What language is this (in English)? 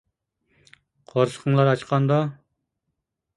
Uyghur